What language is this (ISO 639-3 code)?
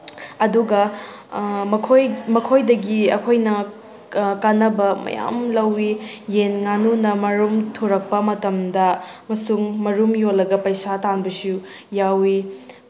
mni